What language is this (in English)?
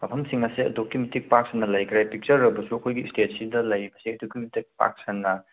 Manipuri